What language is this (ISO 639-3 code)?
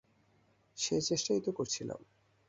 ben